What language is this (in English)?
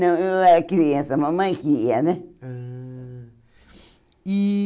Portuguese